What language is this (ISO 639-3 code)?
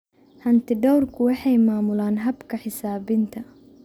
som